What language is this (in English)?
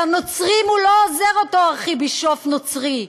Hebrew